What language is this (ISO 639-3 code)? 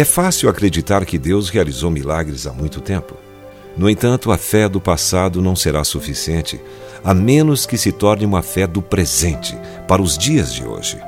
por